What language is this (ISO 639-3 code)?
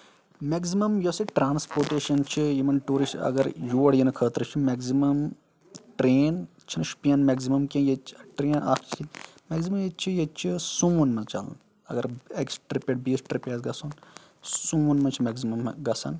kas